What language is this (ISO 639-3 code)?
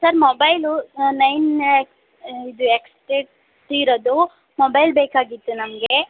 kan